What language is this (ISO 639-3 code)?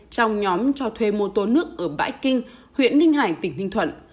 vie